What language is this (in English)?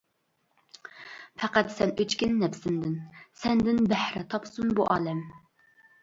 Uyghur